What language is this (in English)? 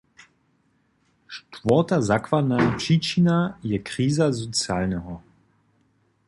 Upper Sorbian